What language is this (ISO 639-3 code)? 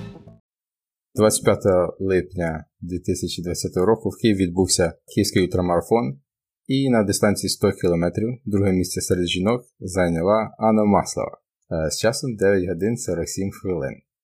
ukr